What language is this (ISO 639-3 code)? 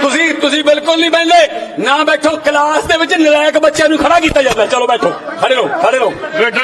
pan